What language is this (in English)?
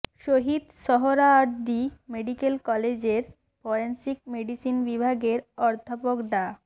Bangla